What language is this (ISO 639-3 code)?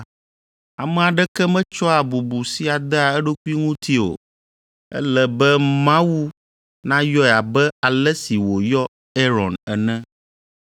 ewe